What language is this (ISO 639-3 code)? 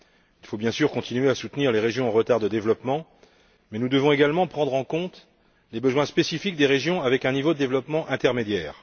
fra